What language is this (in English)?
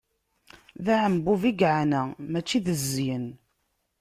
Kabyle